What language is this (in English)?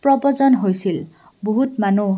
Assamese